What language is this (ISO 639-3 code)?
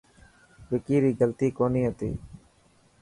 mki